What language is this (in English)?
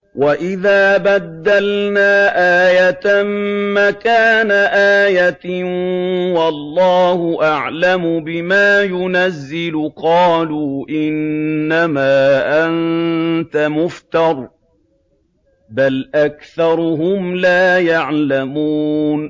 Arabic